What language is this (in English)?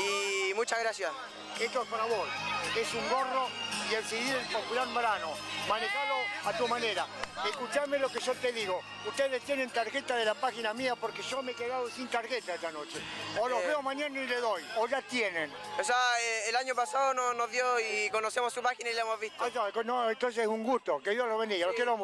Spanish